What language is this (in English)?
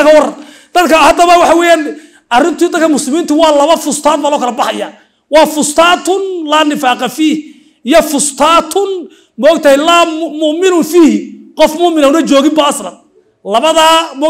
Arabic